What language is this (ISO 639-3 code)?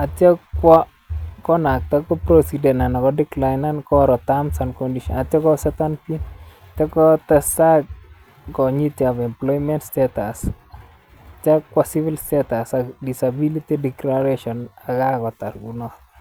kln